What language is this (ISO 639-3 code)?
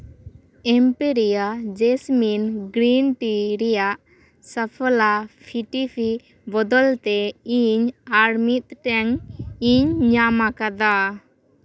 sat